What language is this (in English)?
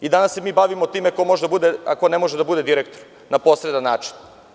Serbian